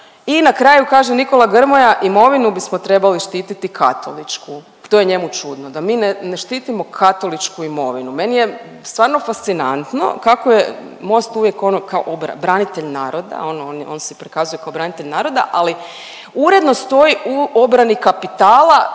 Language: Croatian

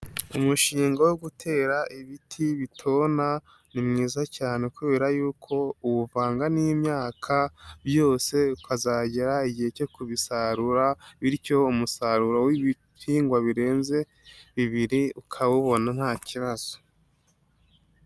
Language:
Kinyarwanda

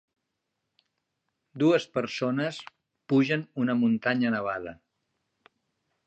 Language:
Catalan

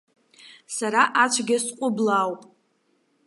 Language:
Abkhazian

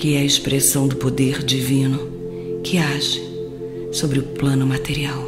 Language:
Portuguese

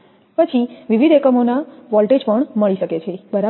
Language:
Gujarati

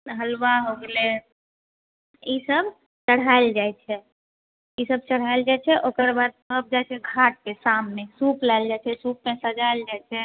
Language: Maithili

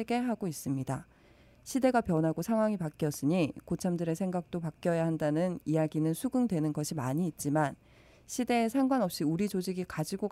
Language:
Korean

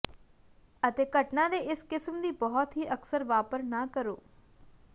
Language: Punjabi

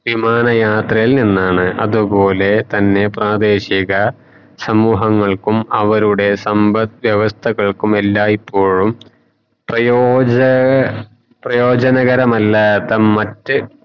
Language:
Malayalam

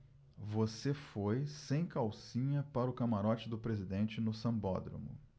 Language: Portuguese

